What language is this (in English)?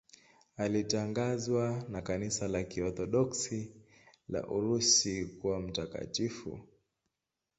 Swahili